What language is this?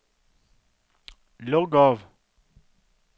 Norwegian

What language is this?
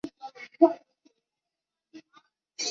Chinese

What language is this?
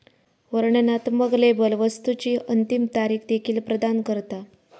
Marathi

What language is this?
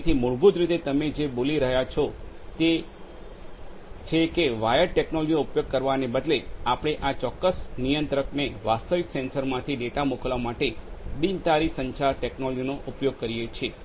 Gujarati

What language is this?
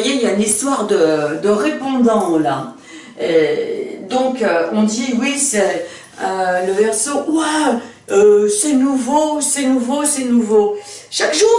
French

